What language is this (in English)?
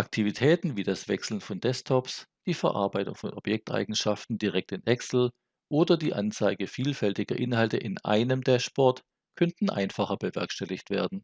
German